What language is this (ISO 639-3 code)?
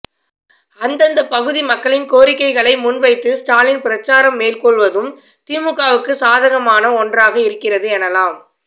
tam